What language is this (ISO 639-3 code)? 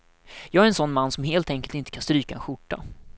swe